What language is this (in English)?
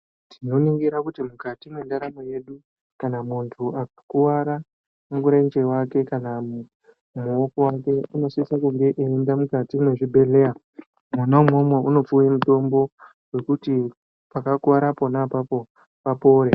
Ndau